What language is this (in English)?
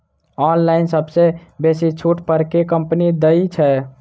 Maithili